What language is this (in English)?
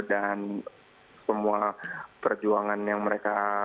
Indonesian